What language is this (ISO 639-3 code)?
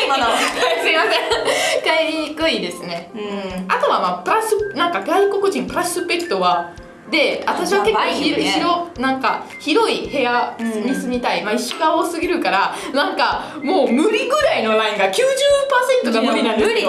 jpn